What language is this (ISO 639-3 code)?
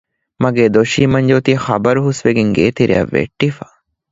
div